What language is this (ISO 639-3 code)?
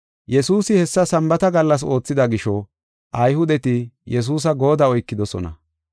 gof